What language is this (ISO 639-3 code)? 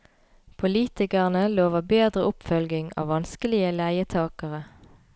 nor